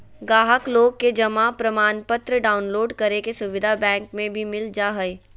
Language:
Magahi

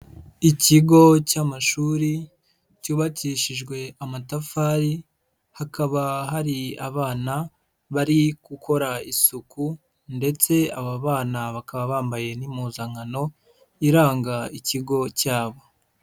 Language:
Kinyarwanda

